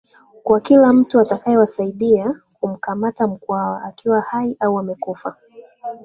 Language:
Swahili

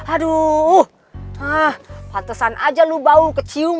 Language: Indonesian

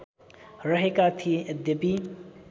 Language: Nepali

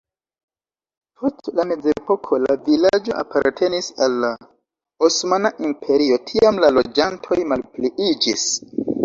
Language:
Esperanto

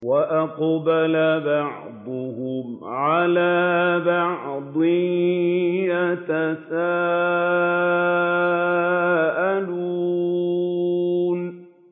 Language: Arabic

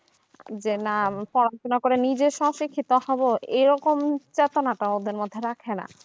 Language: Bangla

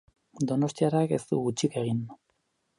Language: Basque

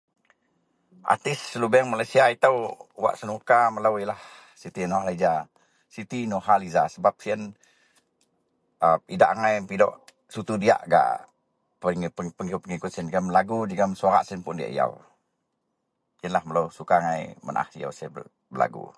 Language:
Central Melanau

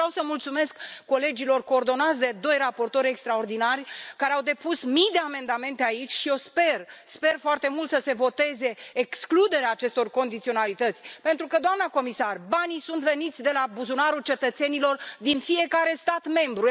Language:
Romanian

